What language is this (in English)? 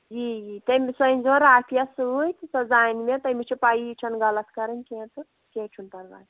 Kashmiri